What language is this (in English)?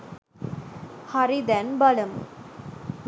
Sinhala